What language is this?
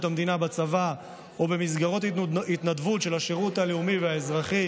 Hebrew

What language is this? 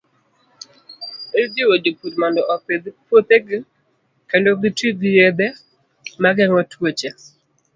Luo (Kenya and Tanzania)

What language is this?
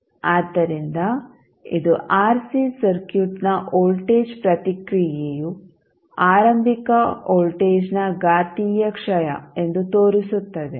Kannada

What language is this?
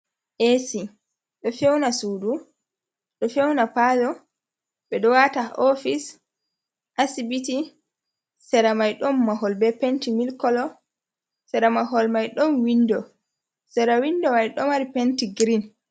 Fula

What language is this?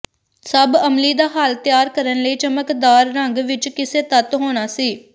Punjabi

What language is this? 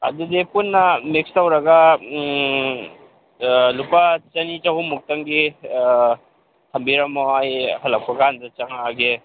Manipuri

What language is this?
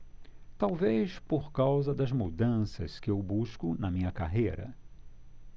Portuguese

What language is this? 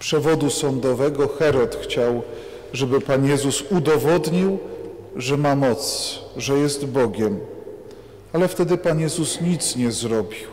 Polish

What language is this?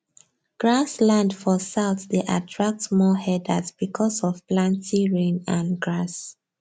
Nigerian Pidgin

